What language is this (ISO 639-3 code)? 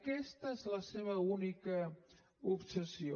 cat